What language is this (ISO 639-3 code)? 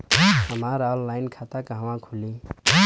bho